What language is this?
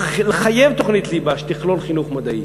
Hebrew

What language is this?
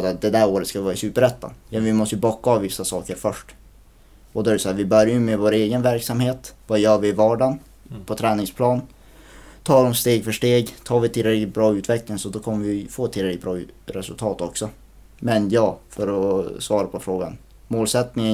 Swedish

